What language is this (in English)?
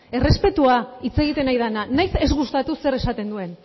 Basque